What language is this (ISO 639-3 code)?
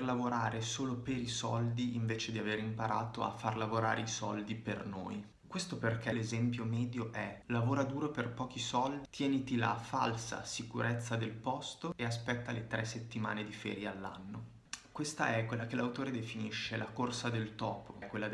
ita